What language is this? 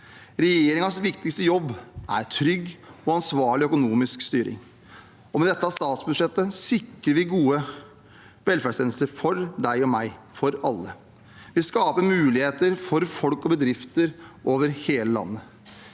Norwegian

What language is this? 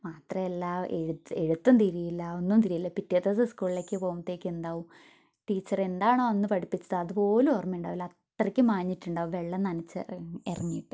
Malayalam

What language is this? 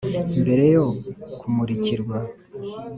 Kinyarwanda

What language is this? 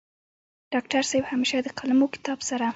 Pashto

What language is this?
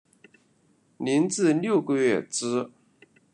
Chinese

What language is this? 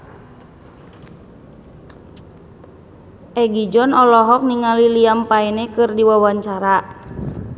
Sundanese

